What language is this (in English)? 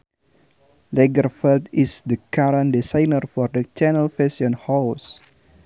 Sundanese